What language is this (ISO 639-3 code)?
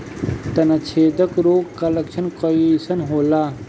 bho